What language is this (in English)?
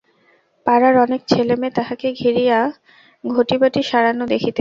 Bangla